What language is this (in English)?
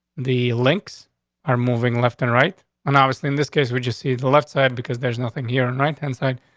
English